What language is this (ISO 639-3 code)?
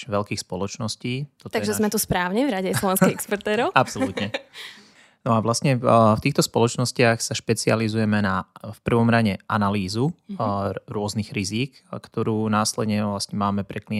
slk